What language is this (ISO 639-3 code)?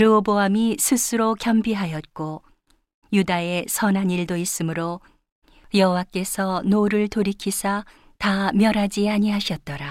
kor